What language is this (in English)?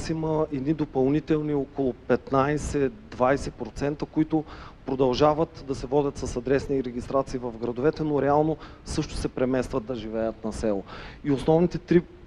Bulgarian